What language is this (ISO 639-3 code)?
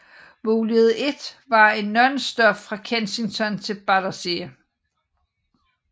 dan